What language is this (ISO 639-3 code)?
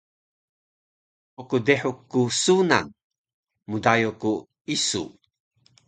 trv